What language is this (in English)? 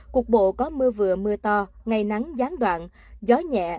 Vietnamese